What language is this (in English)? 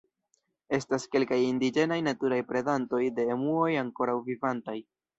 Esperanto